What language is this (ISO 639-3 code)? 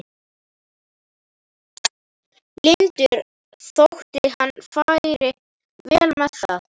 isl